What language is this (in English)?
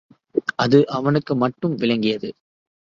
Tamil